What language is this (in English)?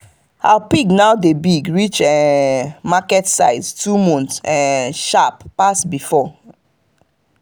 Nigerian Pidgin